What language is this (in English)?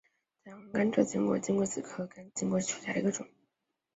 Chinese